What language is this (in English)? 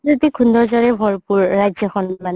Assamese